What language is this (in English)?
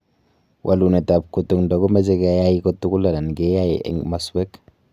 Kalenjin